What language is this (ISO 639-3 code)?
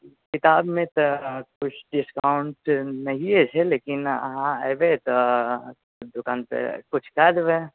mai